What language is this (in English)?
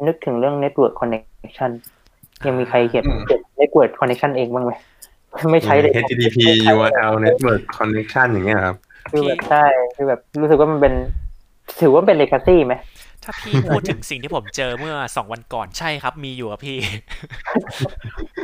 Thai